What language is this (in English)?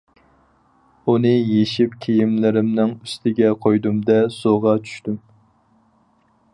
Uyghur